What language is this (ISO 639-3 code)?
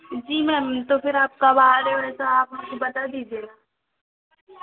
hin